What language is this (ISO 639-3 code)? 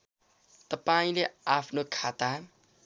nep